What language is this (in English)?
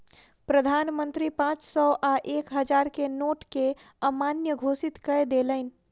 Maithili